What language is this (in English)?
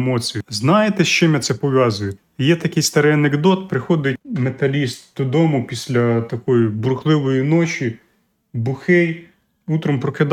Ukrainian